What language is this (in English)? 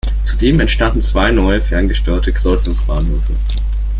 German